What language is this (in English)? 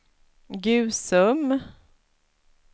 Swedish